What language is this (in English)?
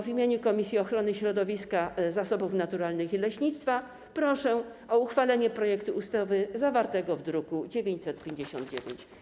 Polish